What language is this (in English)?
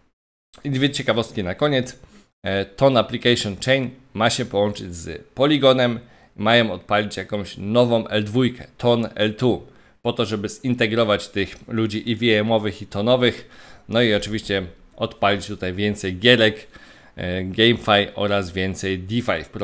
Polish